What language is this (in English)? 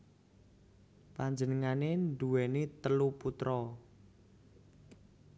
Javanese